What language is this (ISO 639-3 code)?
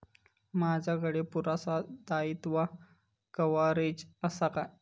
mar